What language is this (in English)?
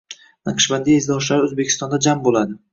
Uzbek